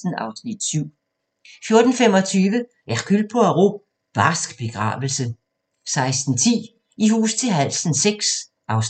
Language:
Danish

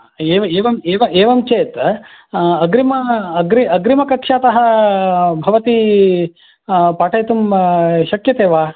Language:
Sanskrit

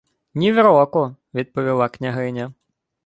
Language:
Ukrainian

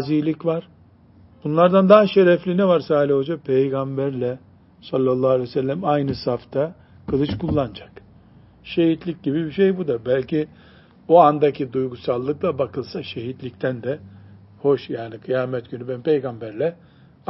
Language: Turkish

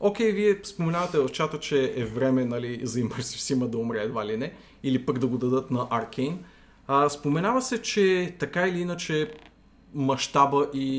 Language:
Bulgarian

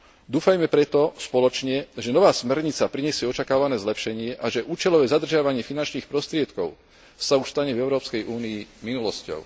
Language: Slovak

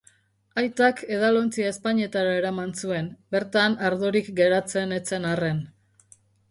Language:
Basque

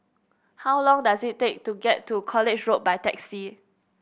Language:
English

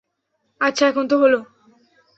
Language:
Bangla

